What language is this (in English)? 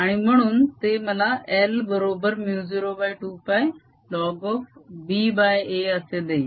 Marathi